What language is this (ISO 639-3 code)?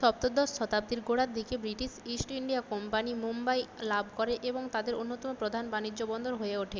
ben